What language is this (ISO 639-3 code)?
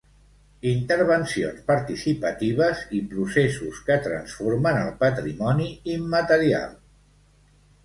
cat